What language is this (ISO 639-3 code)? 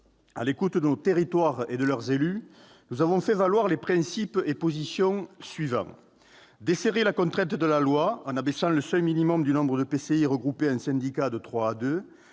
fra